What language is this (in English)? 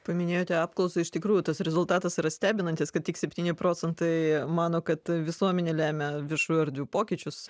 Lithuanian